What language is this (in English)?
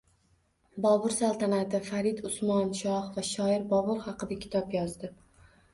Uzbek